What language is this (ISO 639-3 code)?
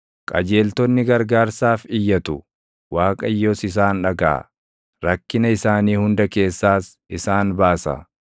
orm